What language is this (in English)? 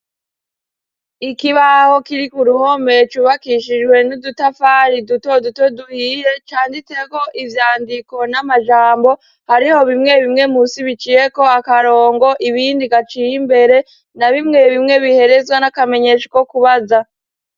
Rundi